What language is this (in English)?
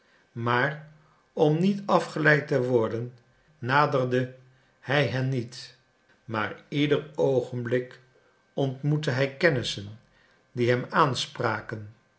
Dutch